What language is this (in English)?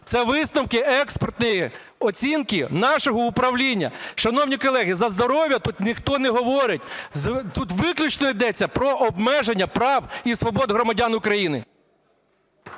Ukrainian